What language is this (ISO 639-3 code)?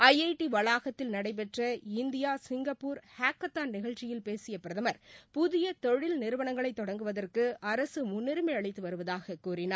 tam